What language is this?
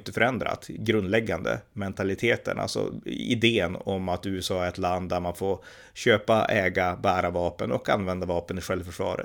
Swedish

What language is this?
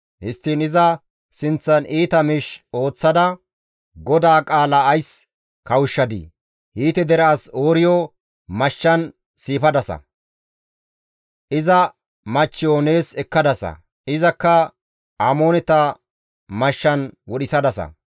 Gamo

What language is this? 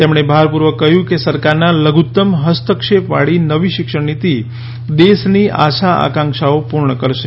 Gujarati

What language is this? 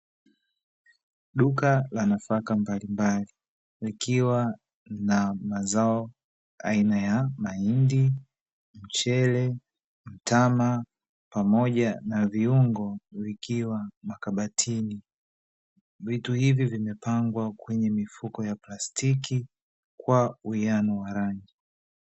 Swahili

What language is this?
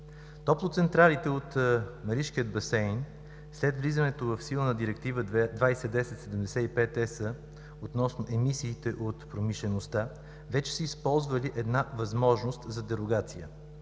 Bulgarian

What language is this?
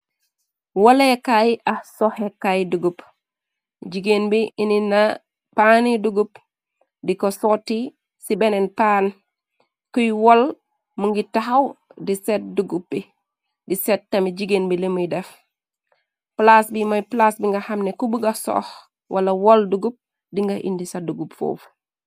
Wolof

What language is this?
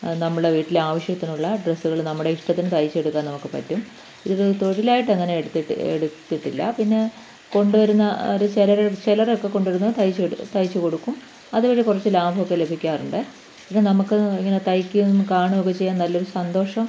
Malayalam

